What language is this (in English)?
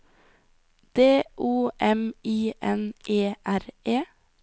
Norwegian